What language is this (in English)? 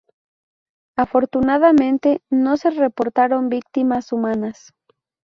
Spanish